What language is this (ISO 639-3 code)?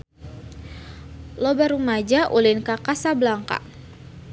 sun